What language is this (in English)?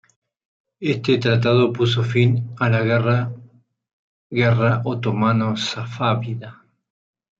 Spanish